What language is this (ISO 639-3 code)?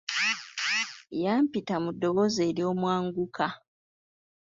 lug